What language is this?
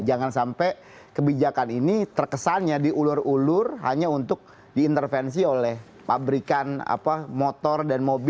Indonesian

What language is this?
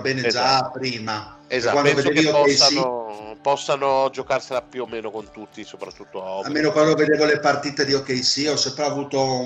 Italian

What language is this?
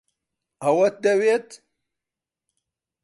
Central Kurdish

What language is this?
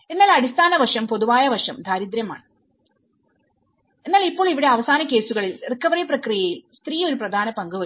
Malayalam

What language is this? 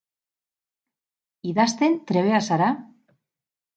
Basque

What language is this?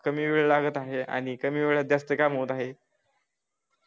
Marathi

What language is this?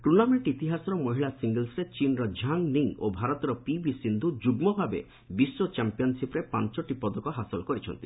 Odia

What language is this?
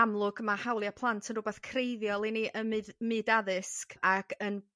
Welsh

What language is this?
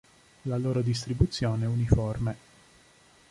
Italian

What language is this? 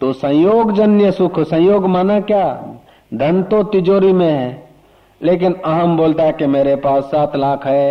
Hindi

